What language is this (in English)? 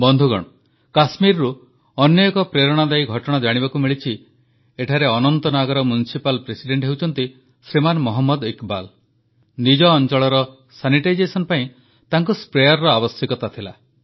Odia